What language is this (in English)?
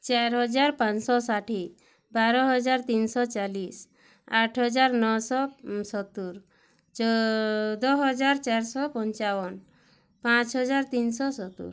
Odia